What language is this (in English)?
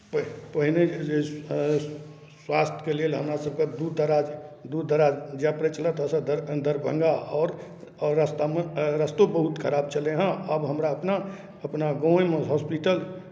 Maithili